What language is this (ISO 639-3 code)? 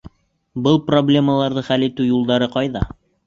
bak